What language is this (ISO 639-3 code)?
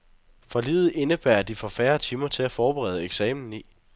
dan